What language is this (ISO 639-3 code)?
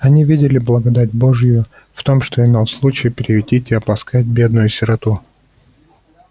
rus